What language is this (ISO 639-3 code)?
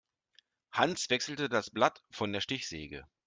deu